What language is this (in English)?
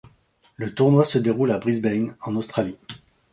French